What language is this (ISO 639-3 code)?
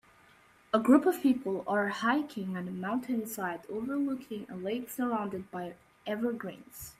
eng